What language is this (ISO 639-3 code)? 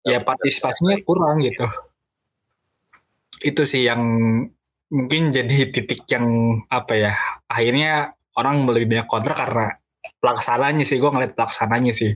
ind